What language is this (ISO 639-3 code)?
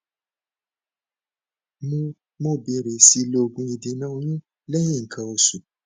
yor